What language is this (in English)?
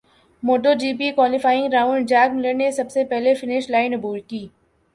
Urdu